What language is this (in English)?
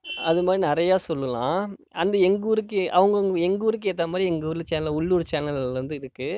Tamil